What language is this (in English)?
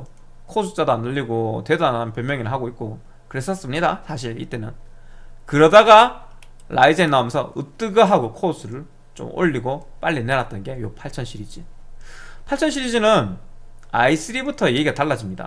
Korean